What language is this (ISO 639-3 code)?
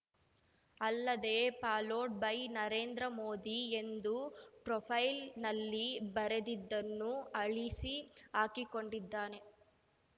kan